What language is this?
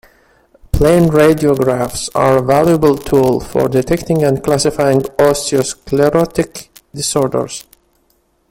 English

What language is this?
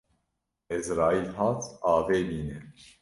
Kurdish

